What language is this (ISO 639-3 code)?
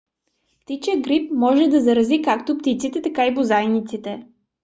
bul